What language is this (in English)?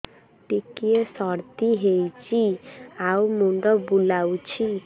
Odia